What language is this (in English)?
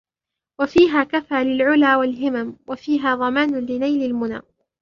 Arabic